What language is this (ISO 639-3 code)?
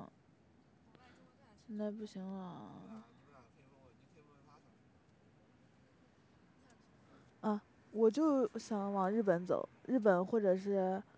zho